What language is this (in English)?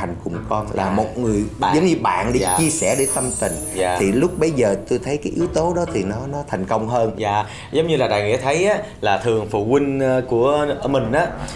Vietnamese